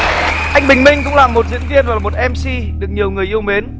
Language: Vietnamese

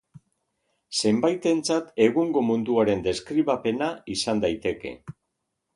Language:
Basque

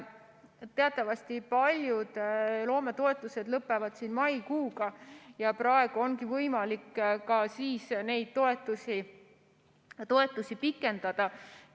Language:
Estonian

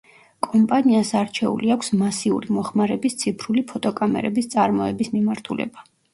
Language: Georgian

